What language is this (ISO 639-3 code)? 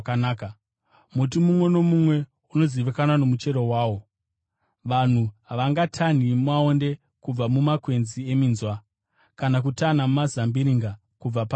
sna